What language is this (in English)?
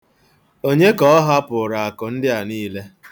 Igbo